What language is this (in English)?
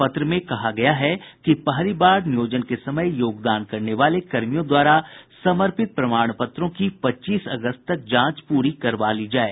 Hindi